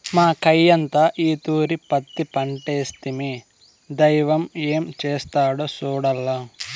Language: Telugu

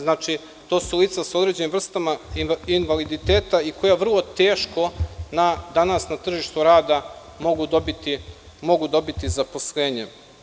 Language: Serbian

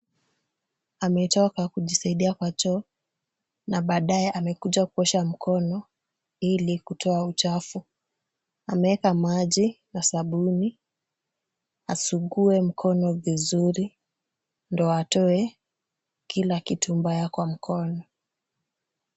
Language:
Swahili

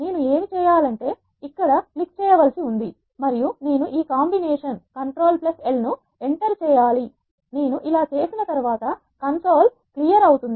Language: Telugu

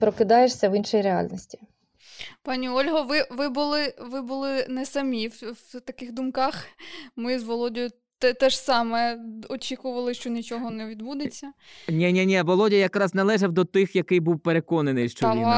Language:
Ukrainian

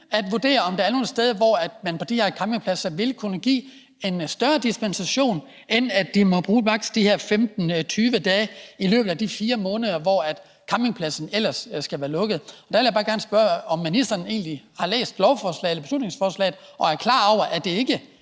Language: Danish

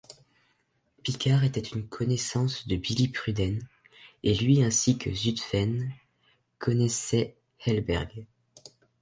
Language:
French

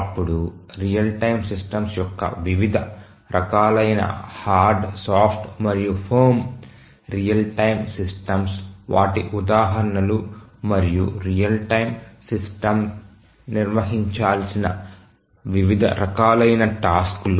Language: Telugu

